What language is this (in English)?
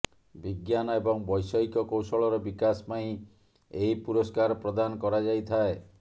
Odia